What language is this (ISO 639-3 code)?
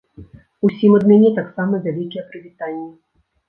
bel